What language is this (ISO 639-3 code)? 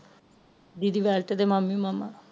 pan